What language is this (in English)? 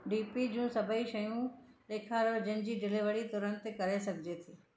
Sindhi